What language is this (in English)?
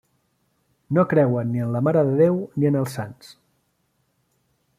Catalan